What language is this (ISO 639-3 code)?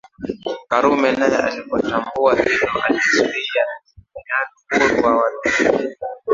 swa